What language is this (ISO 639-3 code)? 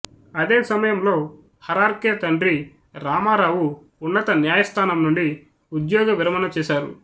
tel